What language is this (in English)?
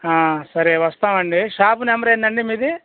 Telugu